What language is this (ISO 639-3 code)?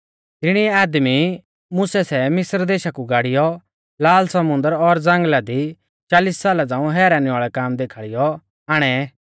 bfz